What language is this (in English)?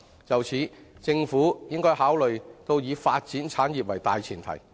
Cantonese